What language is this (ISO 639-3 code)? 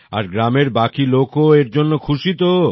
ben